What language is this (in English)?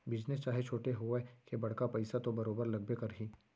Chhattisgarhi